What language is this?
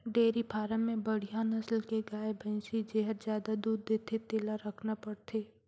Chhattisgarhi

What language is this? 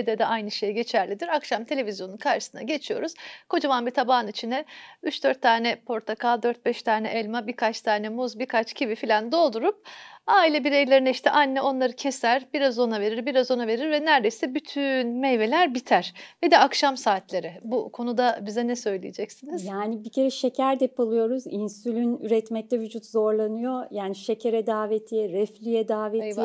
Turkish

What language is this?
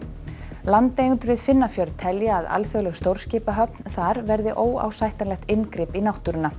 Icelandic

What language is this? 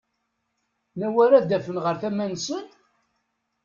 Kabyle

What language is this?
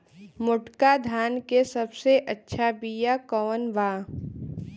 Bhojpuri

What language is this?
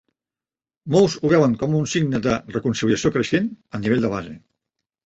Catalan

